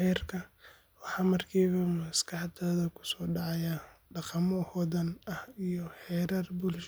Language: Somali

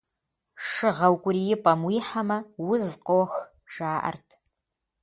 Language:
Kabardian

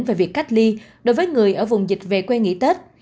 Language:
Vietnamese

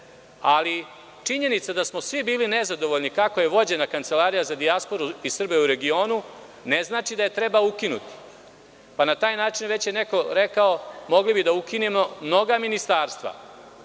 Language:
Serbian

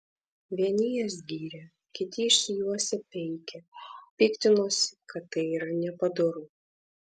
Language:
Lithuanian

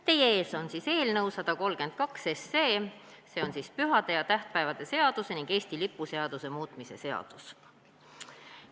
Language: Estonian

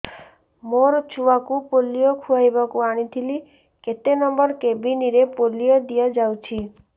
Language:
Odia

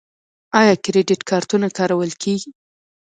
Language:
Pashto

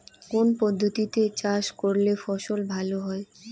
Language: Bangla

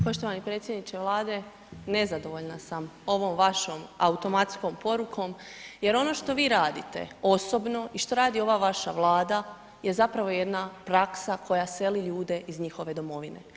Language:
Croatian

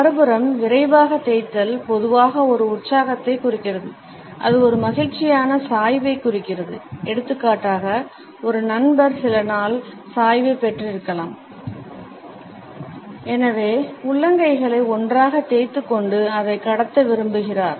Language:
Tamil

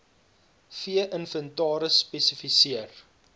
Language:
Afrikaans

